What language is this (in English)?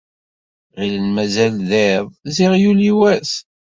Kabyle